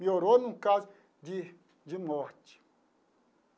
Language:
Portuguese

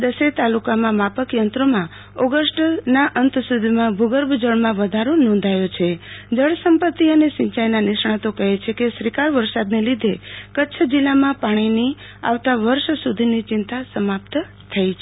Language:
Gujarati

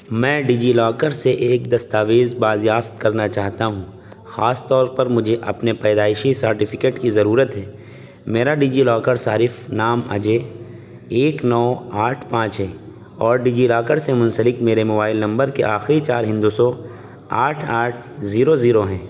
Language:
Urdu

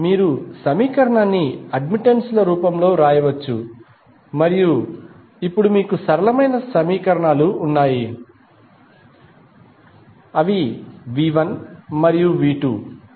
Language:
Telugu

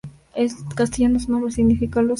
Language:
Spanish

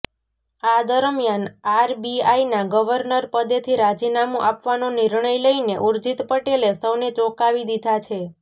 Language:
Gujarati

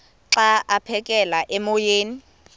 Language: Xhosa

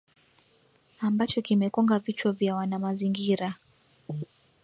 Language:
Swahili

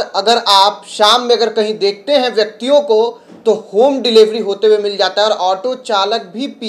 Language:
Hindi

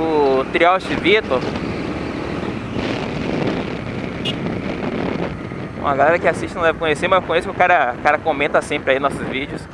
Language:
Portuguese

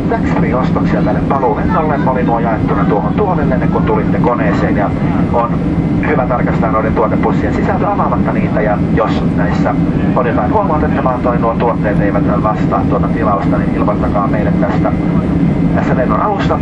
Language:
Finnish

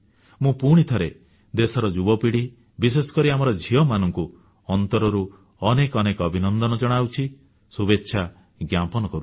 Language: Odia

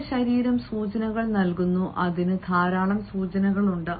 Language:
Malayalam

